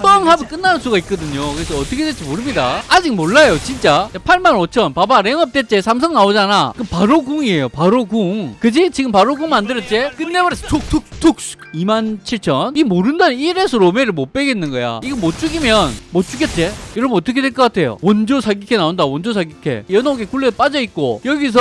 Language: Korean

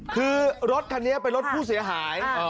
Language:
Thai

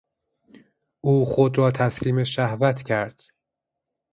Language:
Persian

